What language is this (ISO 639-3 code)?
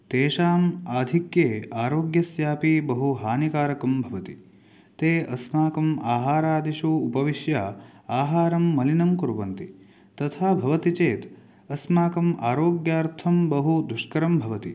san